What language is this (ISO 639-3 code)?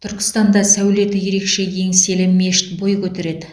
kaz